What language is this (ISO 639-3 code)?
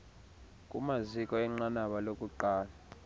xho